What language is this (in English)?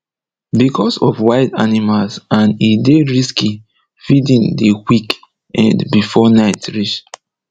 Nigerian Pidgin